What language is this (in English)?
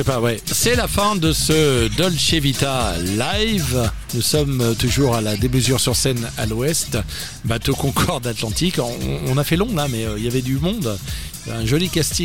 French